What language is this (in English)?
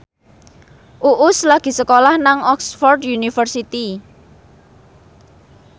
Javanese